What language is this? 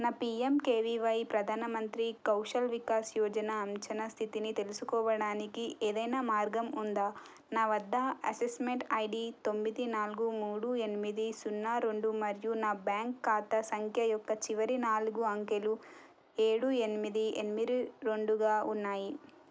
Telugu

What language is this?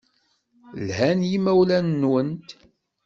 Kabyle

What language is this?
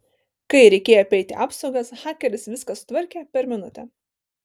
Lithuanian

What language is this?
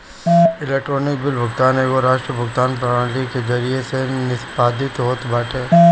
Bhojpuri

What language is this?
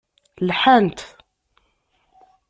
Kabyle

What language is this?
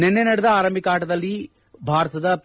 Kannada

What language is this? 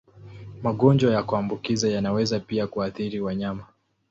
Swahili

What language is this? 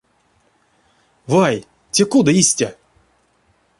Erzya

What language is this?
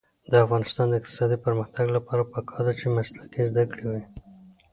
Pashto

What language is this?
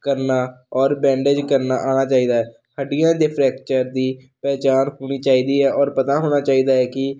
Punjabi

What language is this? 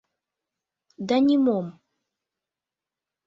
Mari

